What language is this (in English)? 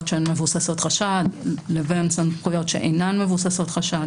Hebrew